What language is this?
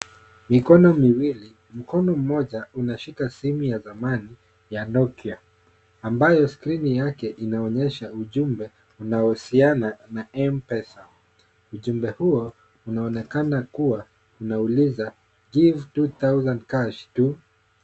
Swahili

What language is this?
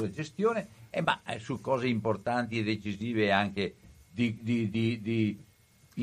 Italian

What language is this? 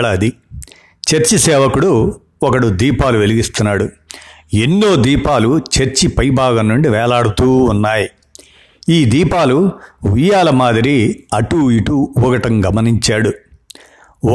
Telugu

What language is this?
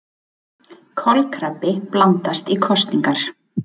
Icelandic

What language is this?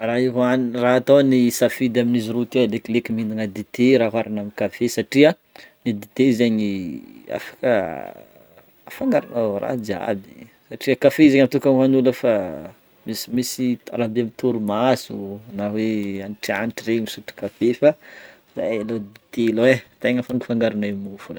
Northern Betsimisaraka Malagasy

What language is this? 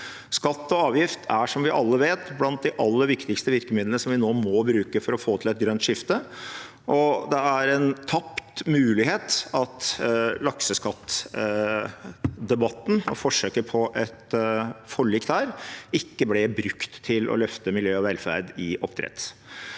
Norwegian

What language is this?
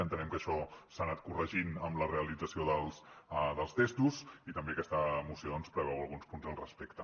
Catalan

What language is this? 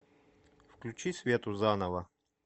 Russian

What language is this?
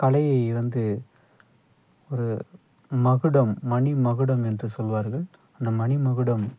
Tamil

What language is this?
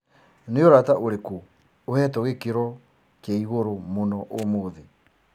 Kikuyu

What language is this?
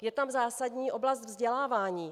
Czech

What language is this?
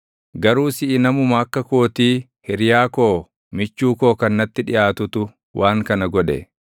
Oromo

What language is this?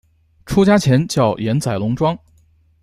Chinese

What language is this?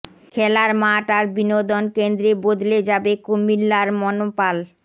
Bangla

